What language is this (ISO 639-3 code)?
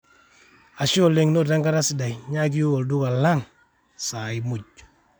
mas